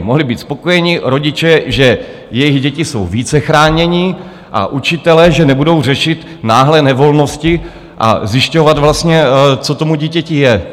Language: Czech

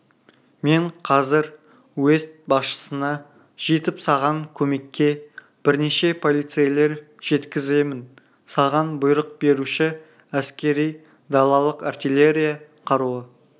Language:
Kazakh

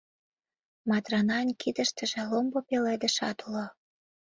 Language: Mari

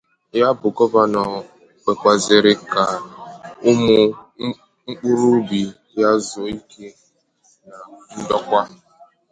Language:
Igbo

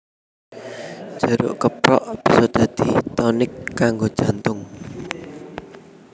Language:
Javanese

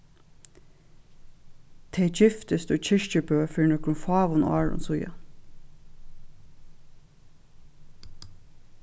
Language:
Faroese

